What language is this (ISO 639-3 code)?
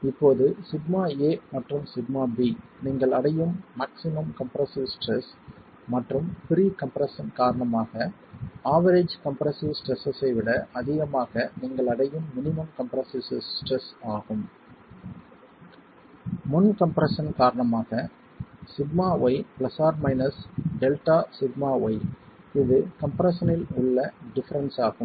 tam